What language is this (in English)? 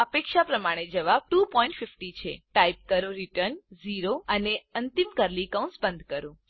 Gujarati